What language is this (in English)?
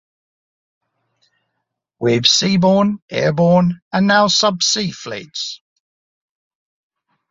English